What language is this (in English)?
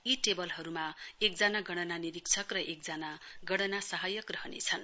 Nepali